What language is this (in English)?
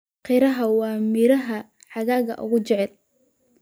Somali